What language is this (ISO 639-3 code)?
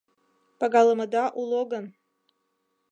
chm